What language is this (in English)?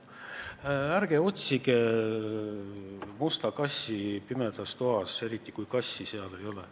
Estonian